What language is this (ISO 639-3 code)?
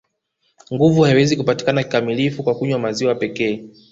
swa